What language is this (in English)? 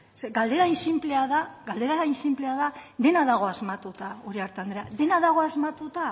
Basque